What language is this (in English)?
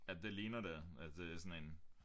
Danish